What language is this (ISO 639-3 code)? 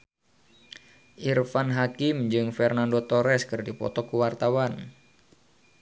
sun